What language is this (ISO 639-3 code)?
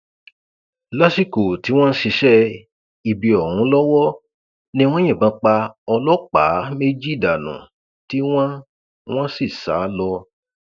yor